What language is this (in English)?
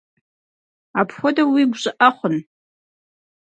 Kabardian